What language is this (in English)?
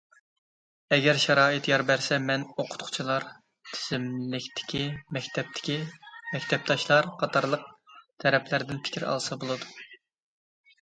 Uyghur